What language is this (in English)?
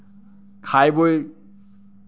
Assamese